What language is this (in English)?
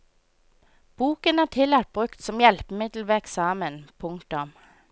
Norwegian